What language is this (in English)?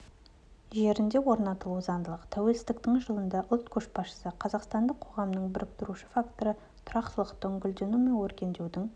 Kazakh